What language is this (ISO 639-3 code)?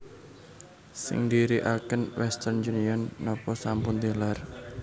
jav